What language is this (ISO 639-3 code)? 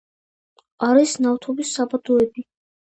kat